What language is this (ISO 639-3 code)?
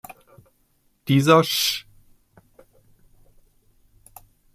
deu